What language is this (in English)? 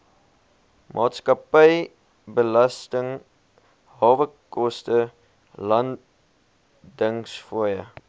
Afrikaans